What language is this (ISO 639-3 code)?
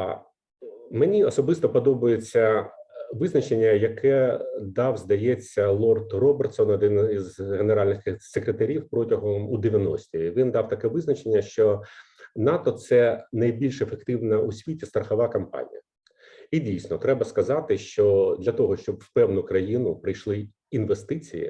ukr